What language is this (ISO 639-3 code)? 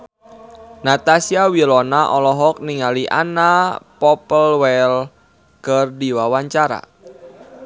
sun